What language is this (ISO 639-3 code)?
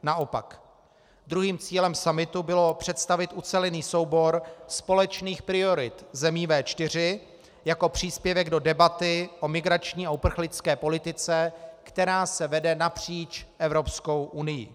ces